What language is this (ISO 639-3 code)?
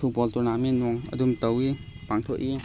mni